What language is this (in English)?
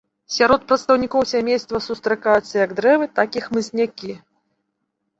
Belarusian